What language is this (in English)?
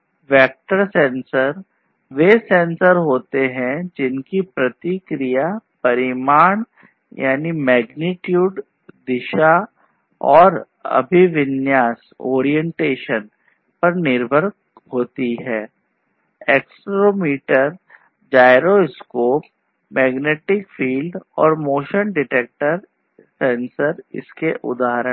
Hindi